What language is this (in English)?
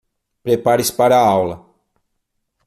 Portuguese